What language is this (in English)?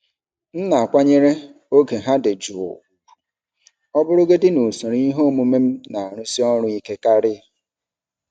Igbo